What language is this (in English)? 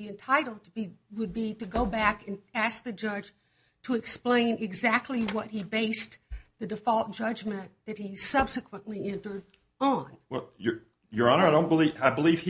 English